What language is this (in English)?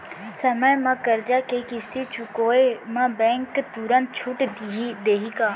Chhattisgarhi